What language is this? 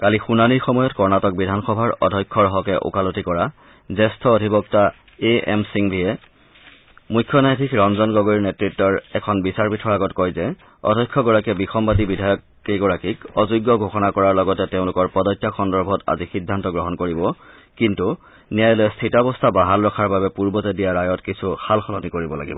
Assamese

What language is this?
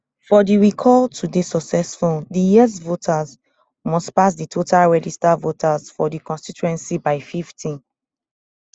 Nigerian Pidgin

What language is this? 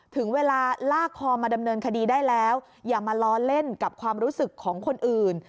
Thai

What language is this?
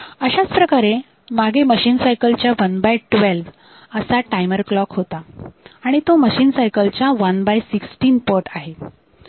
Marathi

